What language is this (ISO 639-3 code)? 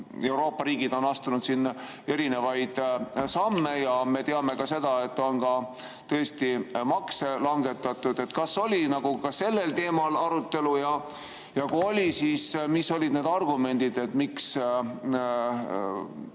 est